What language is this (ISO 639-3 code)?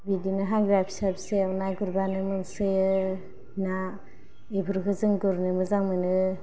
brx